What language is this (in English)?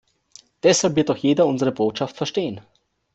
German